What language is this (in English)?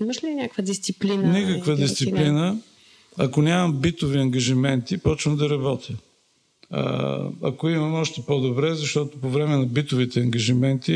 Bulgarian